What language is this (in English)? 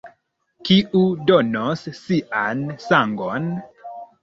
Esperanto